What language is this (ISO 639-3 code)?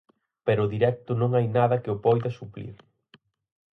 glg